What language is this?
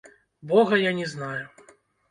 Belarusian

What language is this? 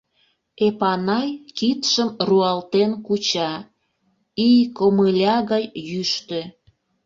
Mari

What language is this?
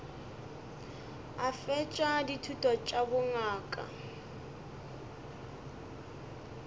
Northern Sotho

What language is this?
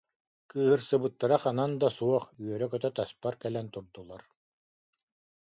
Yakut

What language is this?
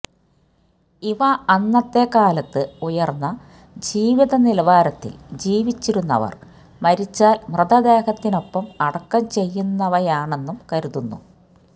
Malayalam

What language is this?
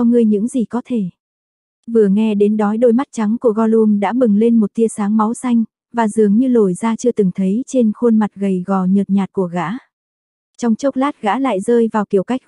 Vietnamese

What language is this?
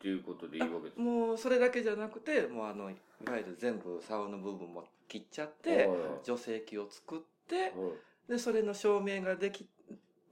Japanese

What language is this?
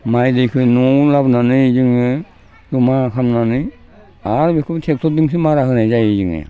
Bodo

